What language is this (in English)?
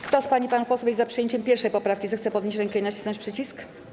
Polish